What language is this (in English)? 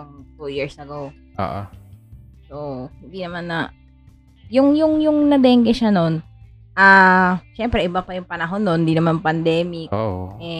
Filipino